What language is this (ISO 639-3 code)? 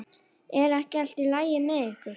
isl